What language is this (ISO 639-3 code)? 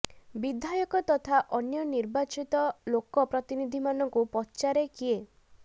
ori